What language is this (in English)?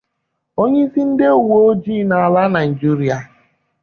Igbo